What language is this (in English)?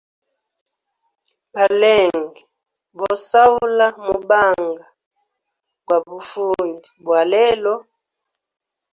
Hemba